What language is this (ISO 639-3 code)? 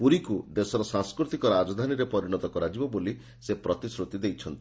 ori